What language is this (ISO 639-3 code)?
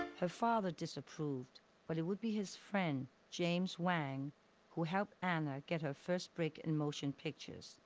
eng